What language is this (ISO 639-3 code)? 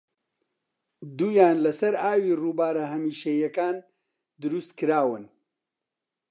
ckb